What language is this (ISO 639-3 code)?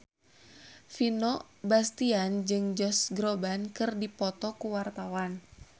sun